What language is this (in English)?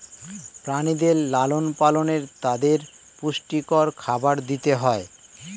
Bangla